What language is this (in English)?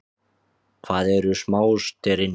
Icelandic